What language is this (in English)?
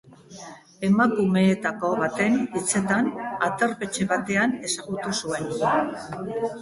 Basque